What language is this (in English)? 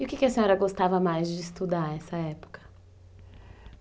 Portuguese